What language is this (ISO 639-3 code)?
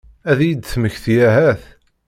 kab